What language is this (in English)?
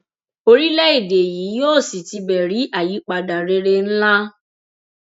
Yoruba